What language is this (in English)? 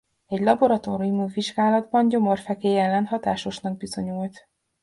Hungarian